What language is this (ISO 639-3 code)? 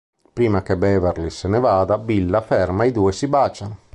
ita